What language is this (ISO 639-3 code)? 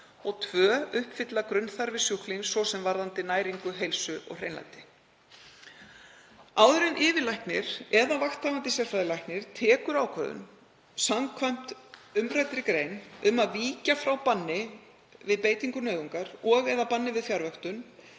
isl